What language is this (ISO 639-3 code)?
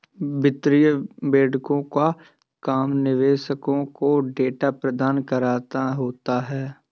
hin